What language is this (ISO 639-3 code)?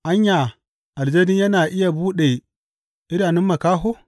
hau